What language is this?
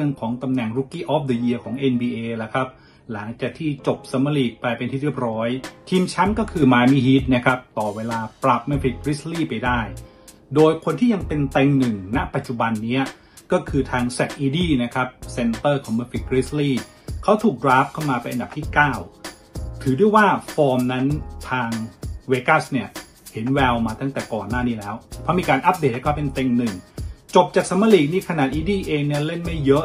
Thai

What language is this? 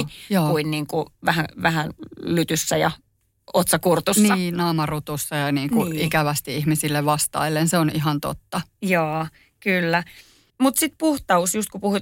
Finnish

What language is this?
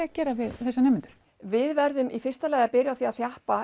Icelandic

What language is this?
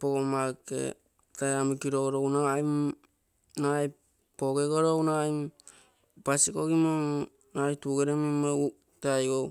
Terei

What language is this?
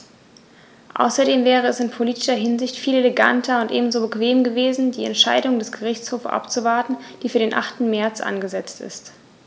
German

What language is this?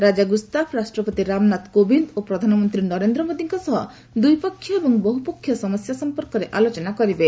Odia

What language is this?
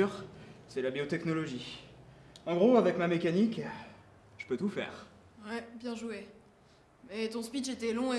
French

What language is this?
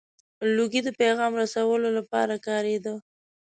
Pashto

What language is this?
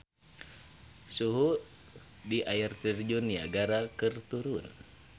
Sundanese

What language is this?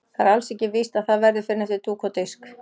Icelandic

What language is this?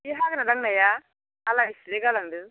Bodo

